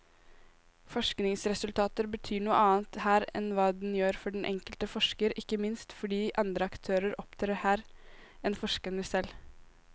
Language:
Norwegian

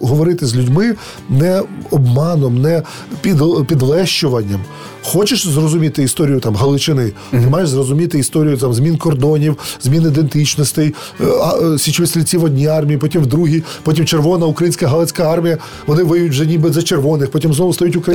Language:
Ukrainian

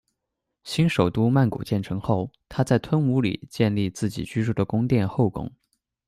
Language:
Chinese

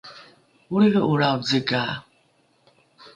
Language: Rukai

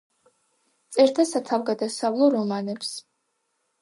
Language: Georgian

